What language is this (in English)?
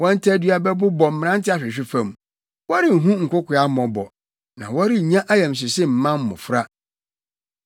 Akan